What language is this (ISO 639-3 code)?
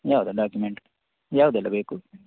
kan